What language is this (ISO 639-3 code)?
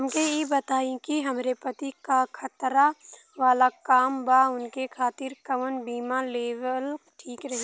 bho